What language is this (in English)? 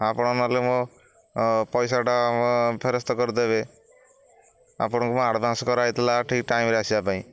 Odia